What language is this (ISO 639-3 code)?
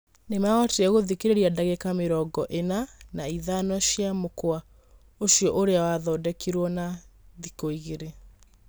kik